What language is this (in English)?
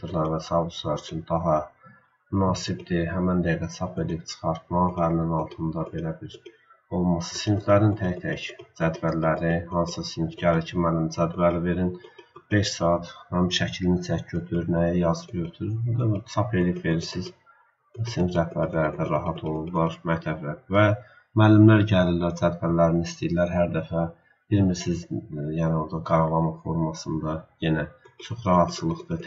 Turkish